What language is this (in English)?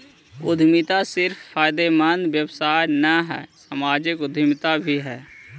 Magahi